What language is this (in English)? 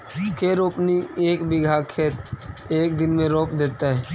Magahi